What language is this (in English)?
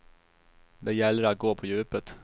Swedish